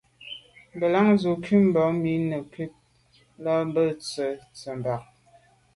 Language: Medumba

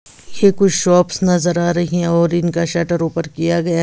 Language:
Hindi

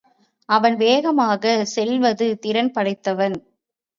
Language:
Tamil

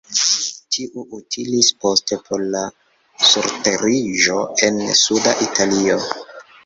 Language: Esperanto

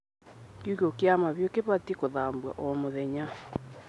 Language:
Kikuyu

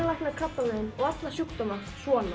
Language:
Icelandic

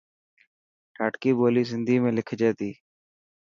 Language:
Dhatki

